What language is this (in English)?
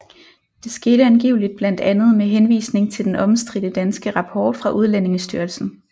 Danish